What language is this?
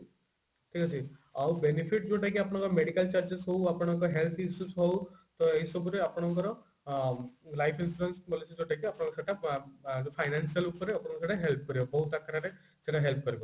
Odia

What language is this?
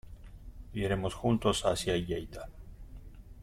Spanish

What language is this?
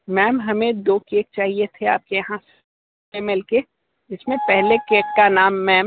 Hindi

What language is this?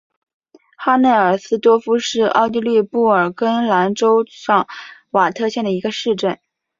Chinese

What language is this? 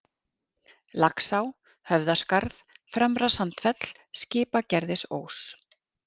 Icelandic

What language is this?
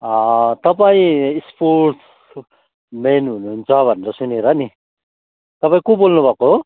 Nepali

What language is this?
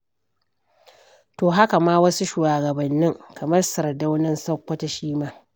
Hausa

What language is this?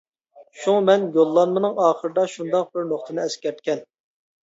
Uyghur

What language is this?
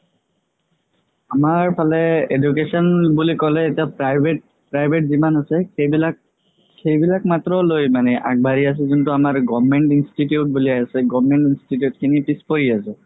Assamese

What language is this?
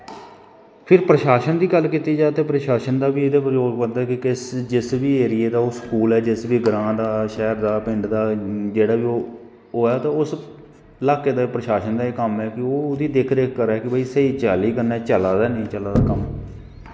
Dogri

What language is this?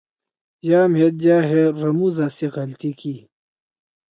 Torwali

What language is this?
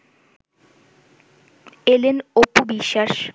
Bangla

